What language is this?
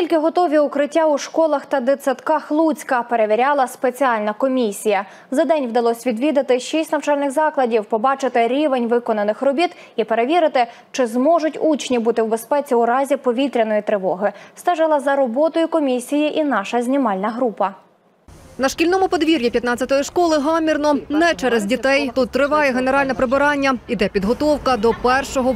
Ukrainian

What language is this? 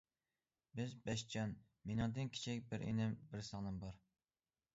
Uyghur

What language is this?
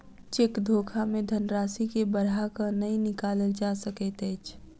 Maithili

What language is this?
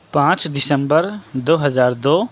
Urdu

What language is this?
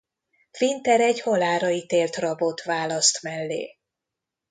Hungarian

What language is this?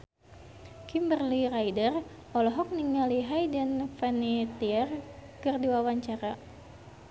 Sundanese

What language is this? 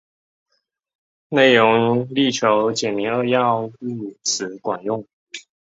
Chinese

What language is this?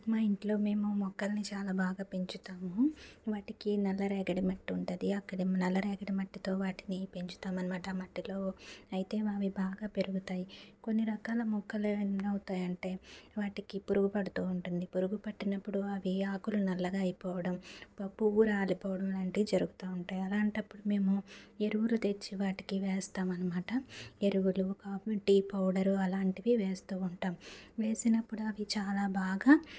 Telugu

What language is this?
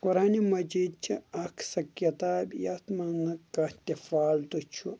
Kashmiri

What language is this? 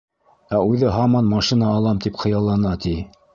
Bashkir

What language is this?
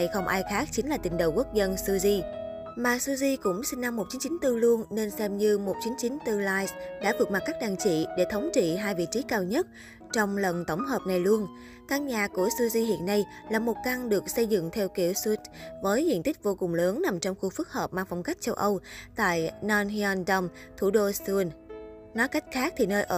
Vietnamese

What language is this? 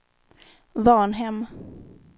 Swedish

